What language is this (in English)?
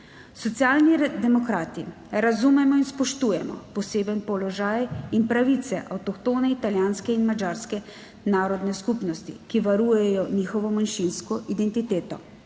Slovenian